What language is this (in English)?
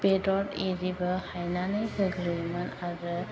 Bodo